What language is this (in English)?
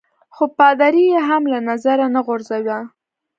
Pashto